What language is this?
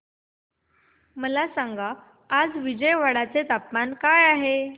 Marathi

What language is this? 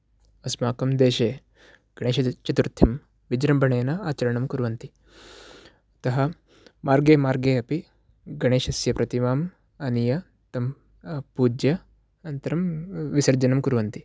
Sanskrit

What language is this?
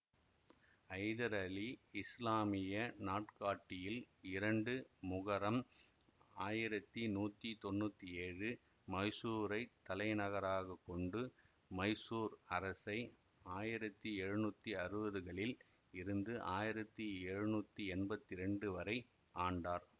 Tamil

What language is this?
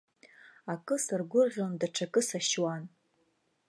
Abkhazian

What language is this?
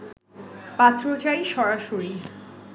Bangla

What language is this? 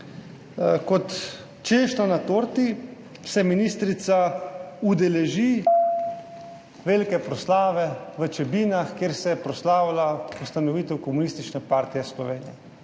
Slovenian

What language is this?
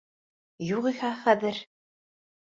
Bashkir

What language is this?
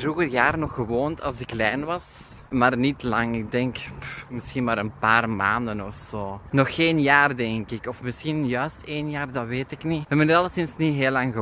Dutch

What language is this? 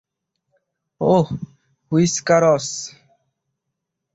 Bangla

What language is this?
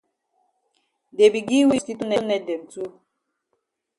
Cameroon Pidgin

